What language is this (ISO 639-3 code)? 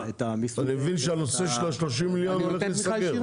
heb